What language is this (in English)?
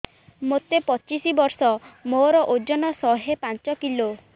Odia